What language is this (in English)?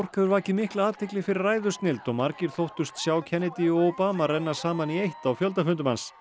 Icelandic